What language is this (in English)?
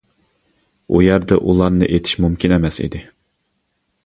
Uyghur